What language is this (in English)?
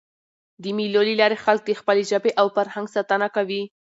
Pashto